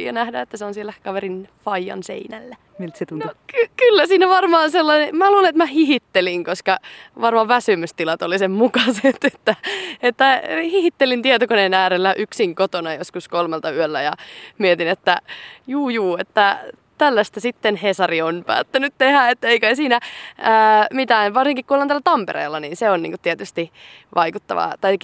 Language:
Finnish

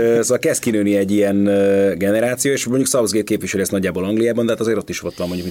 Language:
Hungarian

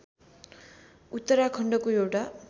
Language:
Nepali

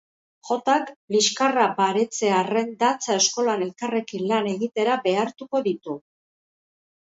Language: Basque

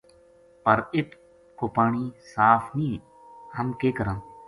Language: Gujari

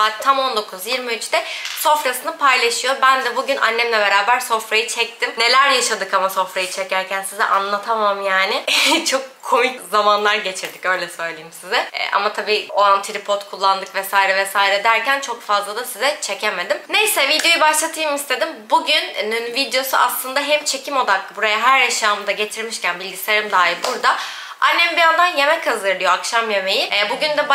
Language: Turkish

